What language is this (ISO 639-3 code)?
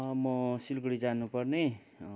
nep